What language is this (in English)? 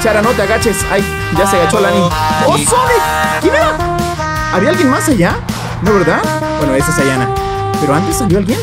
Spanish